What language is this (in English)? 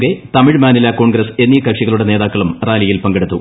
Malayalam